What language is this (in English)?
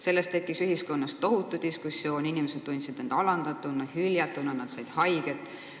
Estonian